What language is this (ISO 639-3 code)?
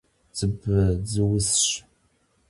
kbd